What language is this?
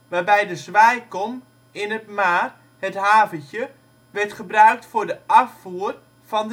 Dutch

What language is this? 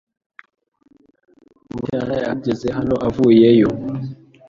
Kinyarwanda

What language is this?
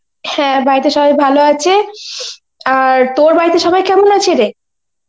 Bangla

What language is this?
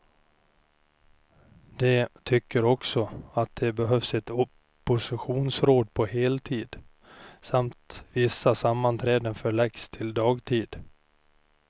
Swedish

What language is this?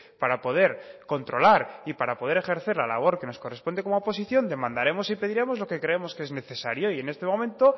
Spanish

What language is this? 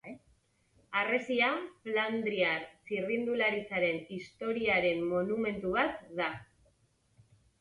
Basque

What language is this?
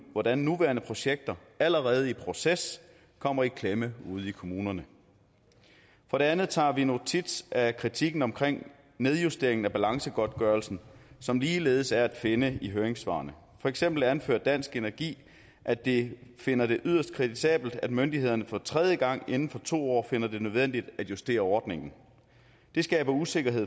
Danish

